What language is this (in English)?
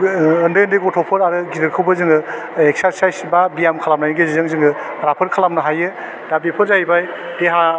Bodo